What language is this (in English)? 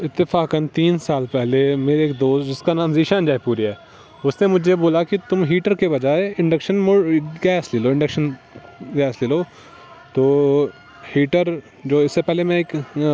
Urdu